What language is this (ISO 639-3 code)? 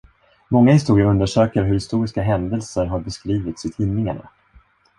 swe